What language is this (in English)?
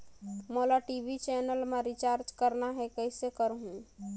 Chhattisgarhi